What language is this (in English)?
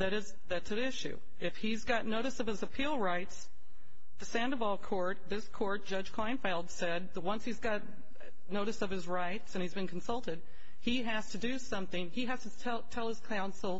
English